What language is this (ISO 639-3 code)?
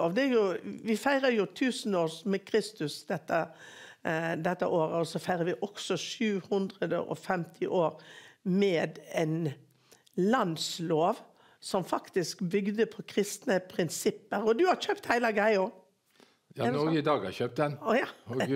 nor